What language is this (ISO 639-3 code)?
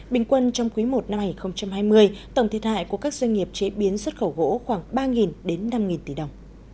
vie